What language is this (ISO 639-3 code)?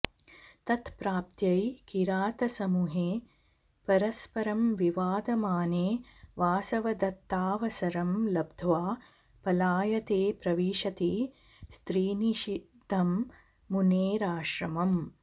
san